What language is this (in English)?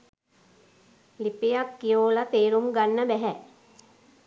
Sinhala